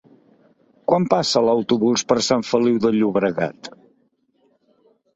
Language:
Catalan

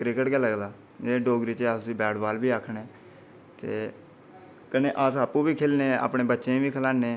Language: Dogri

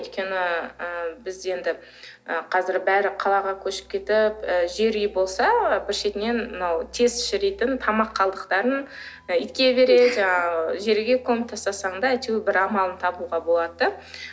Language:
Kazakh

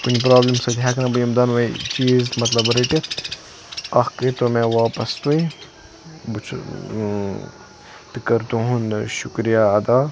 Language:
Kashmiri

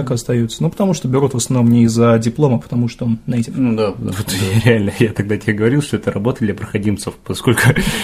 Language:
Russian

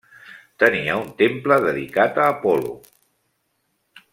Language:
Catalan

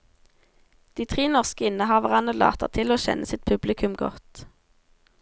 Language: Norwegian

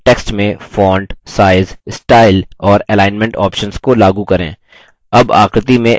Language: Hindi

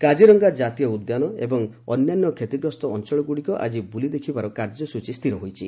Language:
Odia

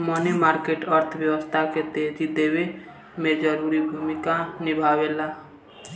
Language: Bhojpuri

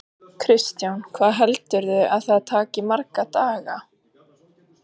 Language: Icelandic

